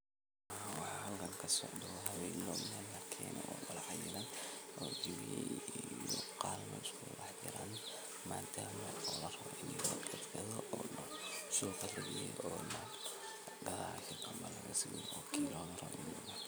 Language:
Somali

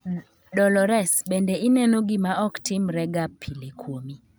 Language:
Luo (Kenya and Tanzania)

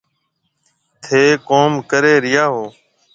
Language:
Marwari (Pakistan)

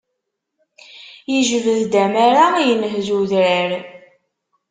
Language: Kabyle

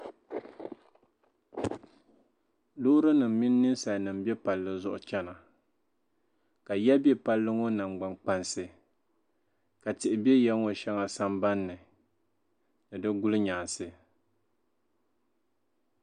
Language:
Dagbani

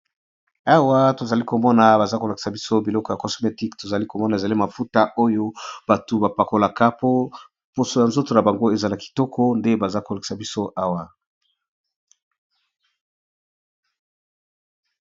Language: Lingala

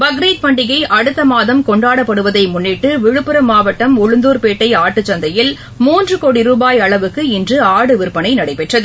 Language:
Tamil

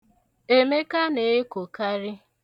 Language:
Igbo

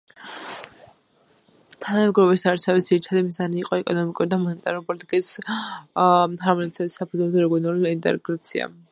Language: Georgian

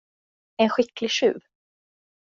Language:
Swedish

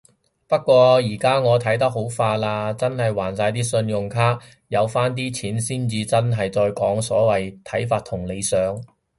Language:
Cantonese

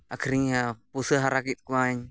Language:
Santali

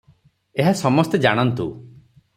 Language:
Odia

